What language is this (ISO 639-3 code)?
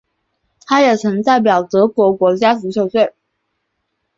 zho